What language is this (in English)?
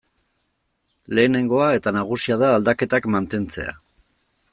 Basque